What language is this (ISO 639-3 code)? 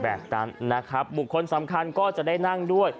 tha